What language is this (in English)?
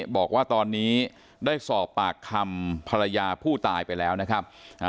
Thai